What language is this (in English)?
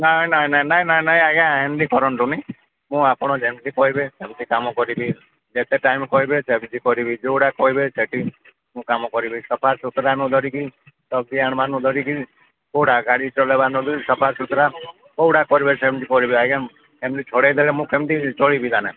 Odia